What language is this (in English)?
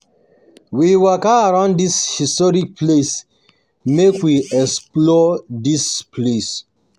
Nigerian Pidgin